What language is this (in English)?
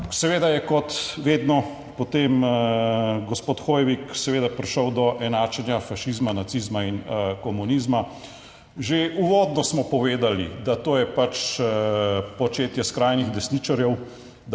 Slovenian